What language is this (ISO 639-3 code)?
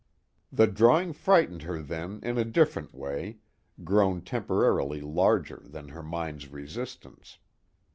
eng